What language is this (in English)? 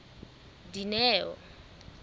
Southern Sotho